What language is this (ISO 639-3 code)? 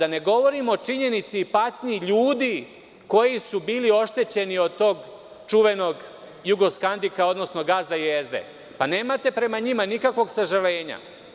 srp